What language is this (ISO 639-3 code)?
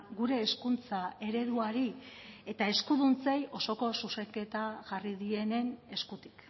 eus